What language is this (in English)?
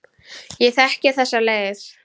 Icelandic